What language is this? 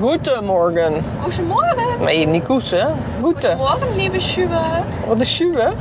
Dutch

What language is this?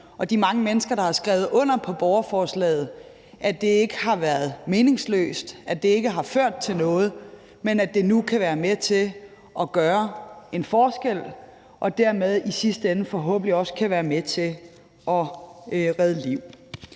Danish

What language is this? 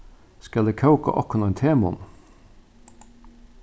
Faroese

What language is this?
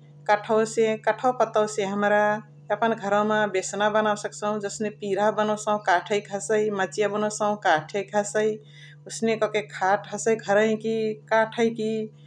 Chitwania Tharu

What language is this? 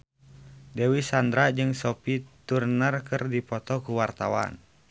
Sundanese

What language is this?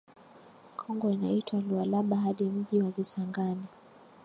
Swahili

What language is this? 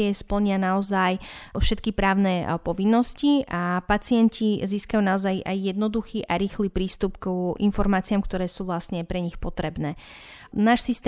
Slovak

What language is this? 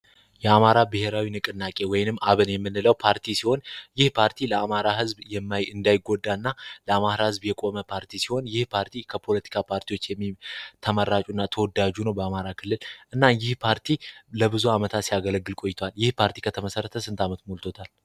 Amharic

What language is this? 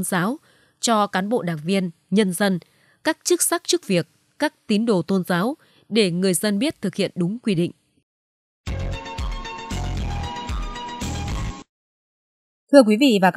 Vietnamese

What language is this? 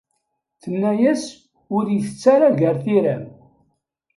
Kabyle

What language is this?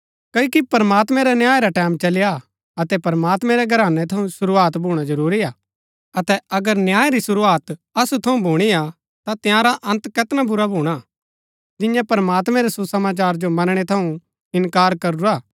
Gaddi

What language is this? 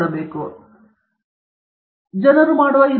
Kannada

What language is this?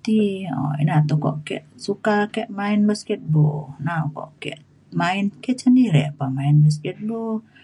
Mainstream Kenyah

